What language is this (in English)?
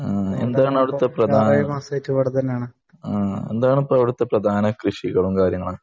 Malayalam